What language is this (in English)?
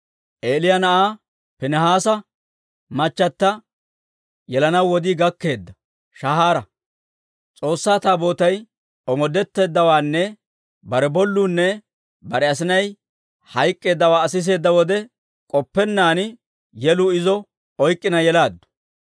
Dawro